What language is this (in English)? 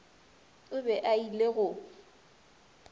Northern Sotho